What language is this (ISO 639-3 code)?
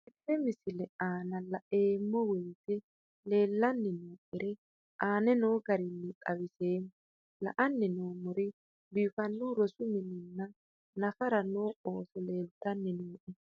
sid